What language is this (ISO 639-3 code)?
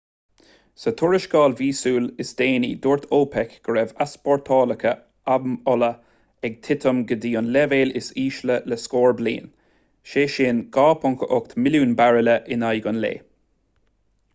gle